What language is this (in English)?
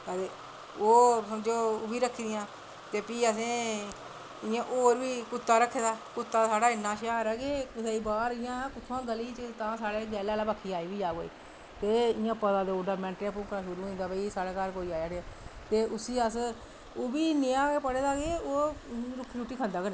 Dogri